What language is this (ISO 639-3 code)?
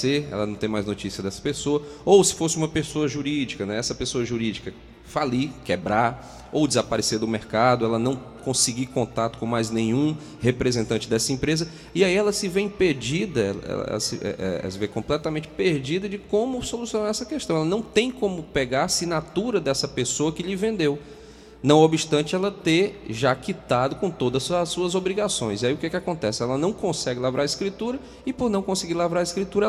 por